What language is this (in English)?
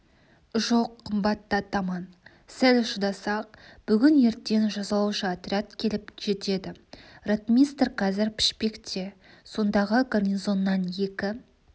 Kazakh